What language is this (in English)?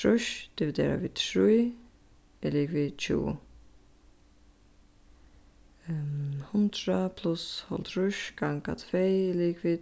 Faroese